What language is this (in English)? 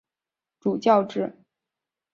Chinese